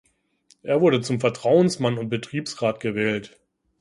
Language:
German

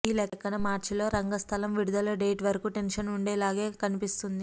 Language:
Telugu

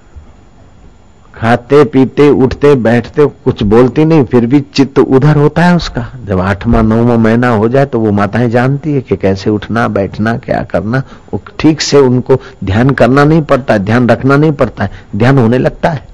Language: Hindi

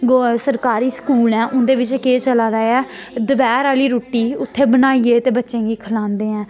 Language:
Dogri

